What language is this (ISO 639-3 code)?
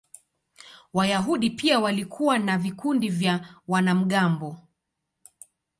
swa